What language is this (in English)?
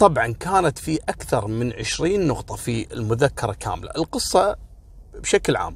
Arabic